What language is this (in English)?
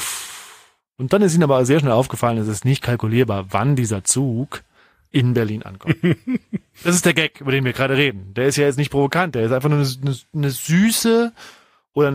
German